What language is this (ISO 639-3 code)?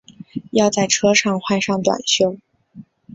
zho